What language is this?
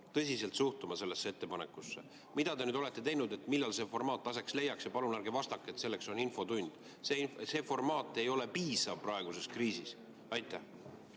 Estonian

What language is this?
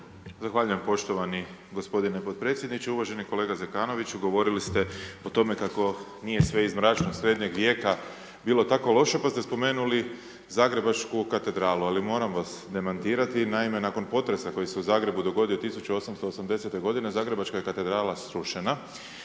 Croatian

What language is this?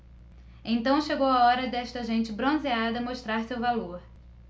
Portuguese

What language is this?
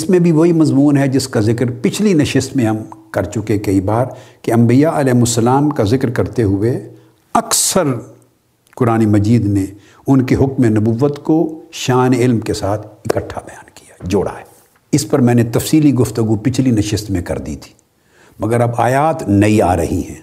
Urdu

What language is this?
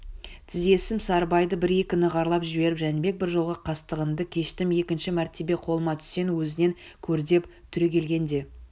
Kazakh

